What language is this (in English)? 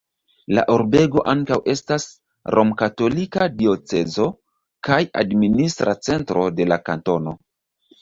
Esperanto